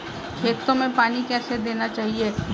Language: Hindi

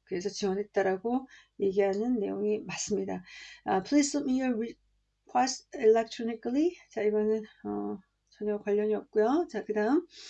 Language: Korean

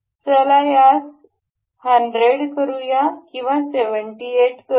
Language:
Marathi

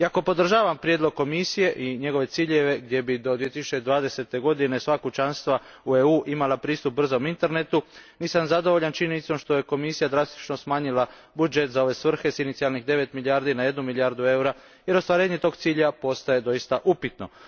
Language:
Croatian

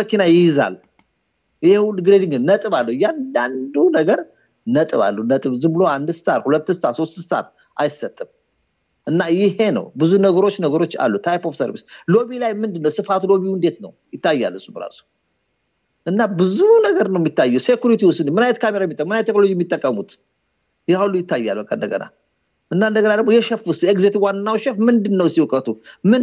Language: Amharic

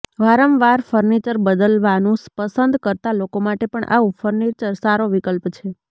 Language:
Gujarati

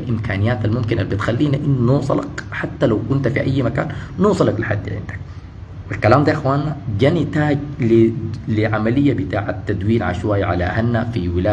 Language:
Arabic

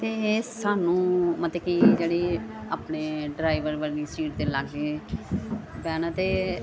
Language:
Punjabi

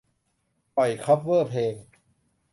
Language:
Thai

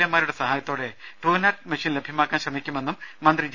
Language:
Malayalam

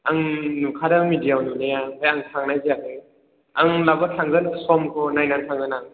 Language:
Bodo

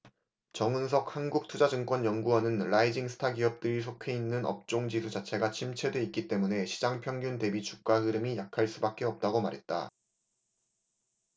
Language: Korean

